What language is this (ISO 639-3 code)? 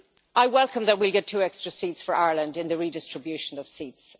eng